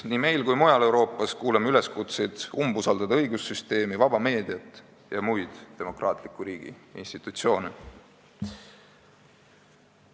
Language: Estonian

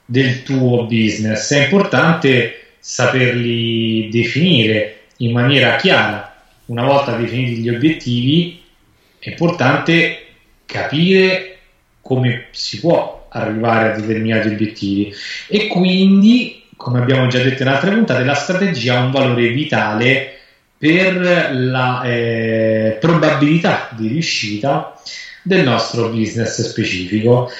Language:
Italian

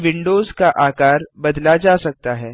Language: Hindi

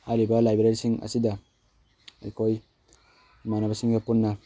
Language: Manipuri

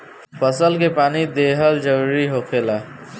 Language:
Bhojpuri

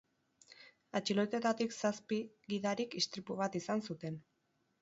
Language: Basque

